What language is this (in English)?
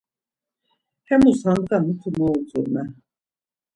Laz